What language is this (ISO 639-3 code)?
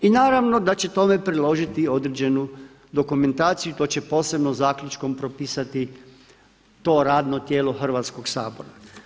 hrv